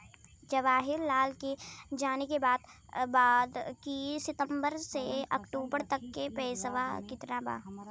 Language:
Bhojpuri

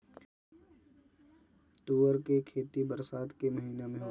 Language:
Bhojpuri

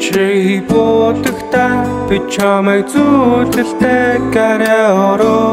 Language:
Russian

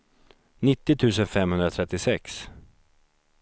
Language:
Swedish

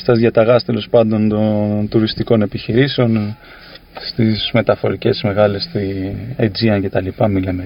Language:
Greek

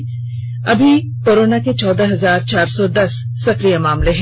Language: Hindi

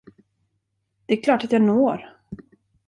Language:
Swedish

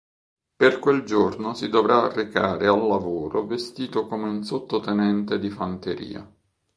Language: Italian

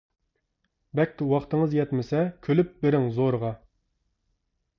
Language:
Uyghur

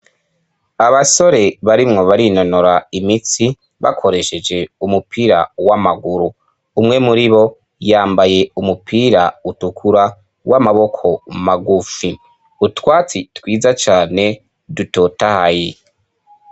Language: Rundi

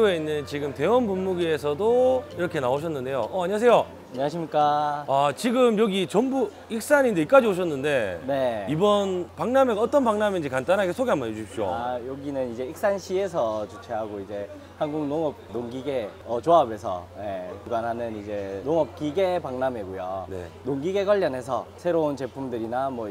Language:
Korean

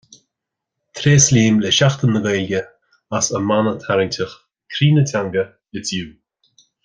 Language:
Irish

